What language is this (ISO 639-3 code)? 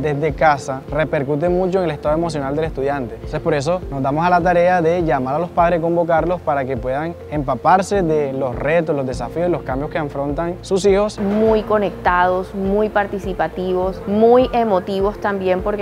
spa